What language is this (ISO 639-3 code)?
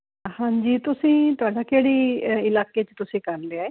pan